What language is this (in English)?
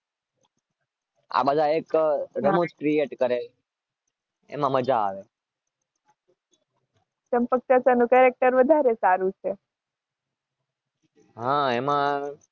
Gujarati